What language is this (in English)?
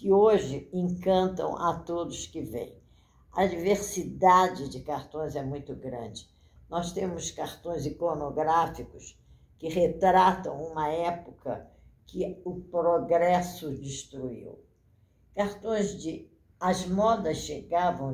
Portuguese